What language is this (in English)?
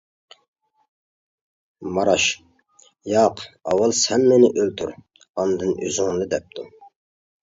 Uyghur